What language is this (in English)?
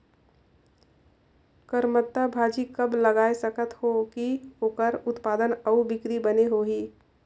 Chhattisgarhi